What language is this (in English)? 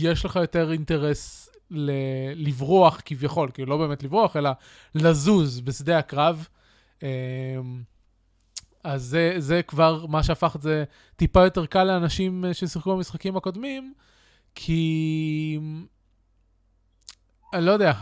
Hebrew